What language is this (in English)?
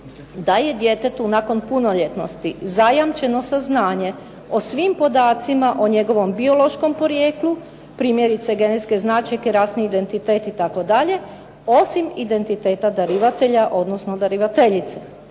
Croatian